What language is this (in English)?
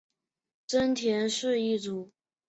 Chinese